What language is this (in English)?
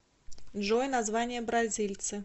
Russian